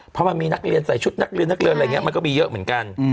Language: Thai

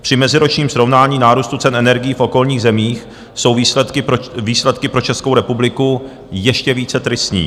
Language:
Czech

